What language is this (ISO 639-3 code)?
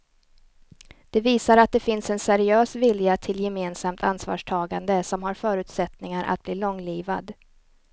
swe